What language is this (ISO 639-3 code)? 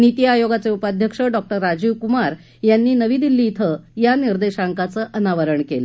mar